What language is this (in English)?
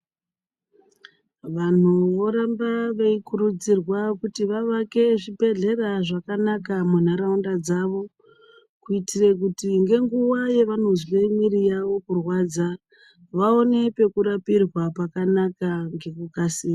Ndau